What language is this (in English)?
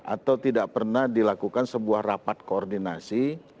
Indonesian